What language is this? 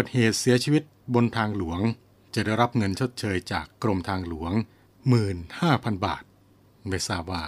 Thai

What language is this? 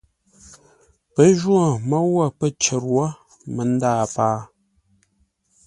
Ngombale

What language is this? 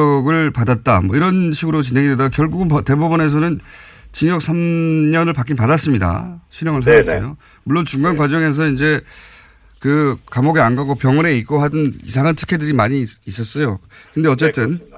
Korean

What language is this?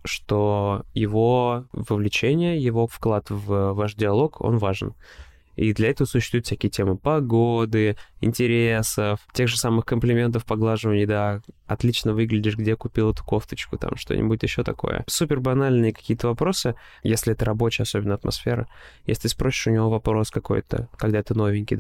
Russian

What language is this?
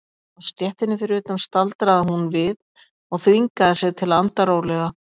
Icelandic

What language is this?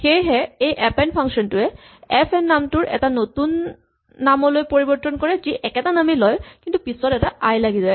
Assamese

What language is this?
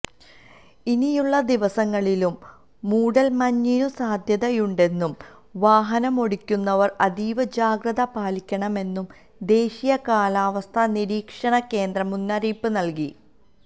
Malayalam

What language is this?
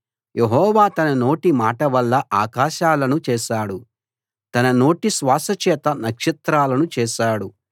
Telugu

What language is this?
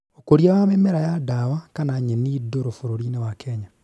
Kikuyu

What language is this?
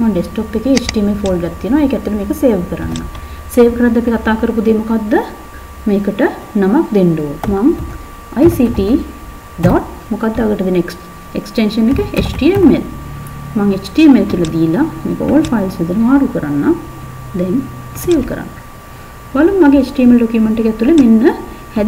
Turkish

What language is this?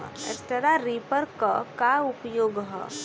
Bhojpuri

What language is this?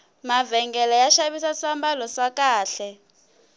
Tsonga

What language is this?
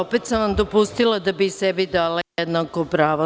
Serbian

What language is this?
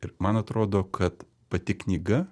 Lithuanian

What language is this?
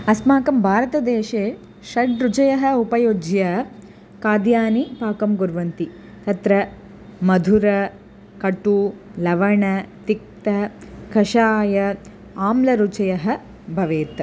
Sanskrit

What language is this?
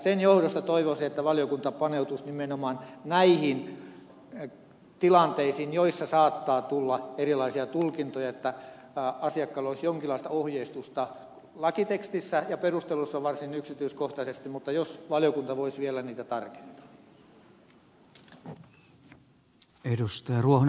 Finnish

